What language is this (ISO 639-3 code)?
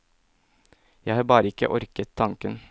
nor